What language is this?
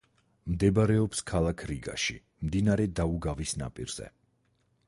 Georgian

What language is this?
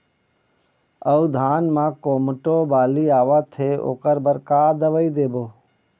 Chhattisgarhi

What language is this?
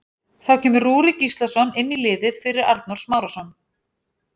Icelandic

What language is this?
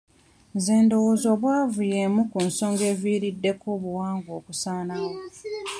Ganda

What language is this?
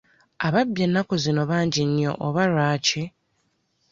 Ganda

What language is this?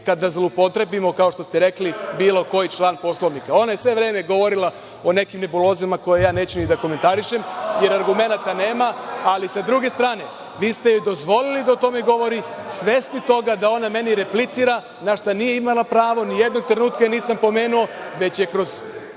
Serbian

